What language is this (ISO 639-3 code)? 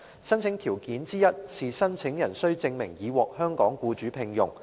yue